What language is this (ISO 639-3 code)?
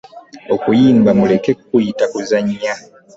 lug